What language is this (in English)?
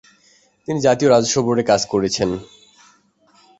Bangla